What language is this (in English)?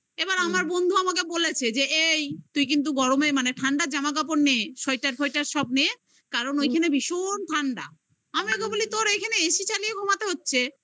Bangla